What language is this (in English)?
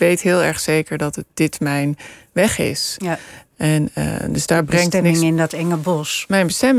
Dutch